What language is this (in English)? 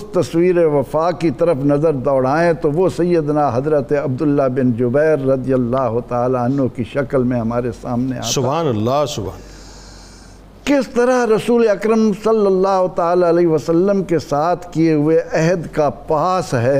Urdu